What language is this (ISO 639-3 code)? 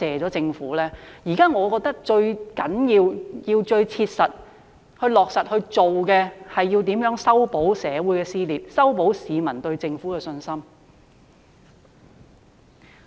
yue